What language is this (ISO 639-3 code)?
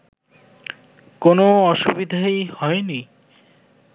ben